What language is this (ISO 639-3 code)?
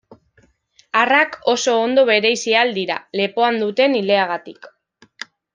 eus